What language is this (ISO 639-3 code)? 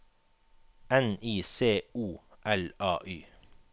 nor